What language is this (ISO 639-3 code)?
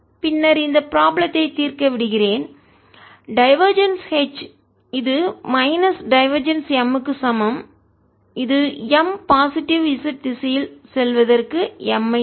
tam